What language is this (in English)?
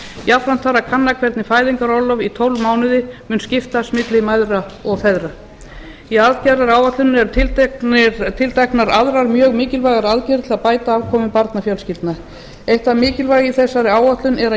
Icelandic